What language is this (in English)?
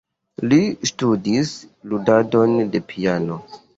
Esperanto